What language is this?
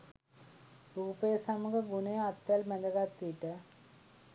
Sinhala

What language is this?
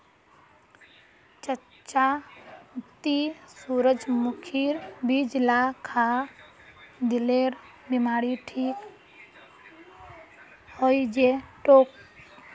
Magahi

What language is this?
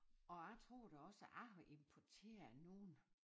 Danish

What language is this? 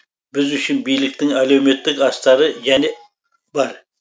Kazakh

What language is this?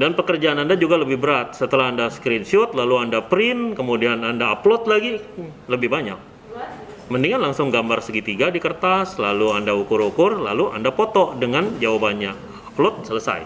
Indonesian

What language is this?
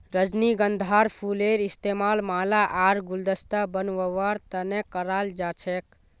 Magahi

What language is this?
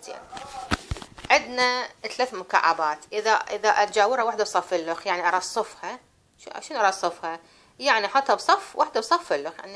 Arabic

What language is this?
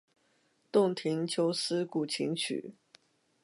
Chinese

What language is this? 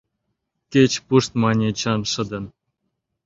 Mari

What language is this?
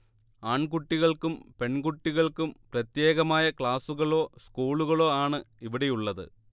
Malayalam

